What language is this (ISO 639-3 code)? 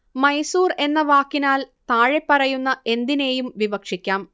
mal